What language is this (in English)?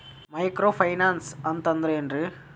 Kannada